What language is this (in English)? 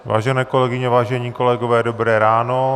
Czech